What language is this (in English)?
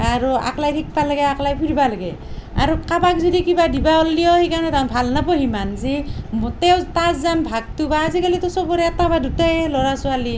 Assamese